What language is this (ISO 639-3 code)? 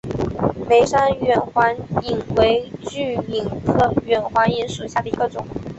zho